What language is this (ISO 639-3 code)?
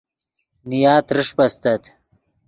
ydg